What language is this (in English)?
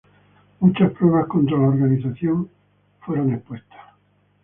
Spanish